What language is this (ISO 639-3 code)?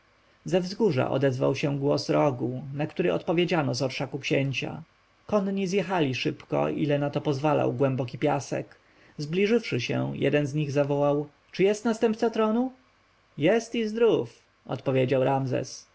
pol